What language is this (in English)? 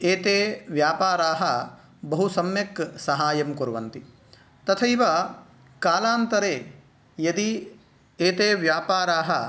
Sanskrit